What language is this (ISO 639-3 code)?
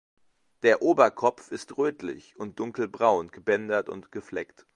deu